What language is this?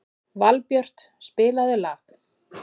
Icelandic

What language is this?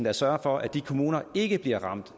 Danish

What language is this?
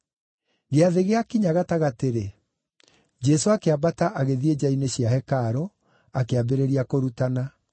Kikuyu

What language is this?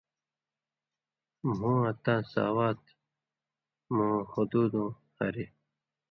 Indus Kohistani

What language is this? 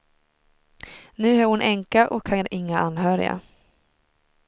Swedish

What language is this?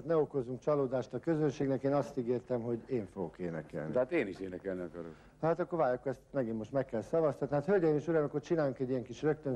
Hungarian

